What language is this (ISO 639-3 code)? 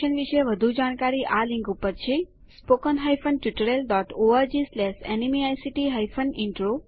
guj